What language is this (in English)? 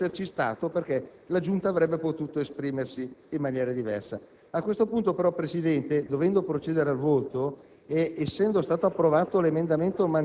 Italian